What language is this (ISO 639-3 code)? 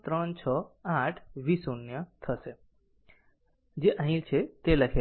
guj